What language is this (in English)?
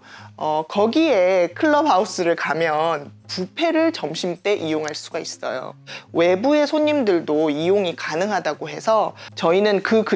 Korean